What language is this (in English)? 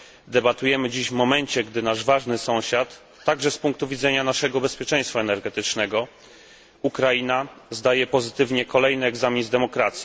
Polish